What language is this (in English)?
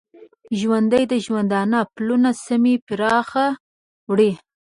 Pashto